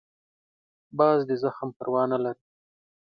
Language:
Pashto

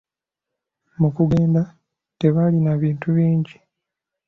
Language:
Ganda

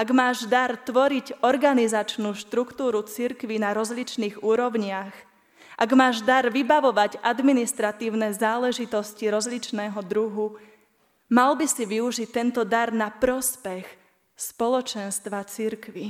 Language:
Slovak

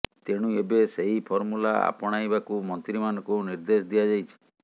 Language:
Odia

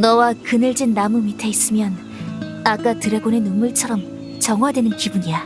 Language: Korean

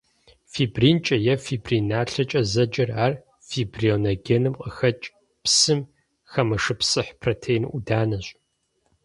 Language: Kabardian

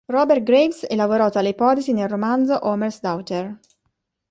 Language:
Italian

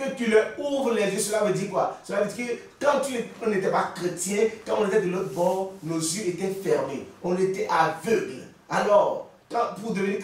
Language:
French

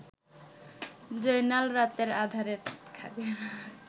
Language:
Bangla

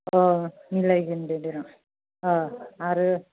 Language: Bodo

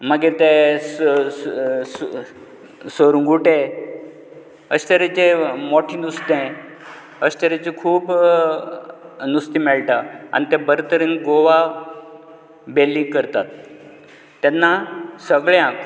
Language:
Konkani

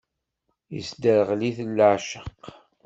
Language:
Kabyle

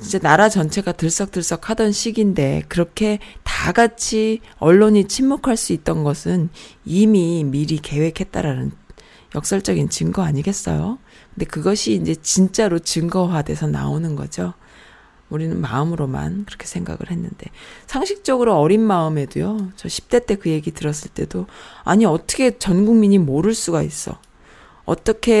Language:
Korean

